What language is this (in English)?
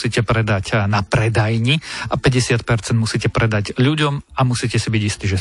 Slovak